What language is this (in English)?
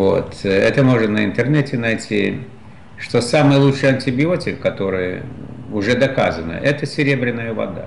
Russian